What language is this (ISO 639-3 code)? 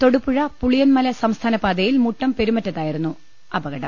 mal